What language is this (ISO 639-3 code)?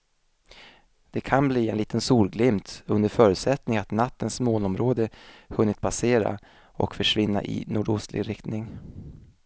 swe